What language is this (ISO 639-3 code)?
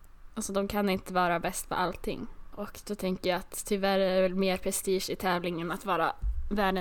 swe